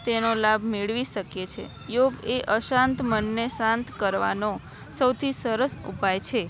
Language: Gujarati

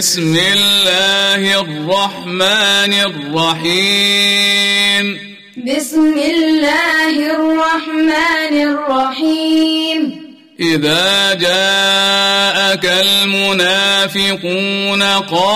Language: Arabic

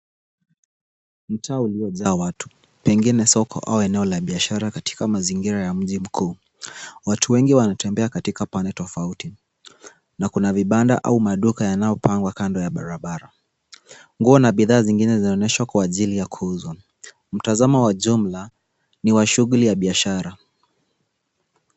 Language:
Swahili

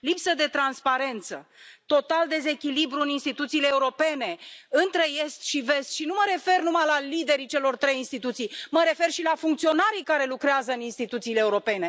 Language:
Romanian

